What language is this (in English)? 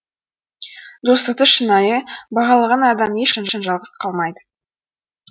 Kazakh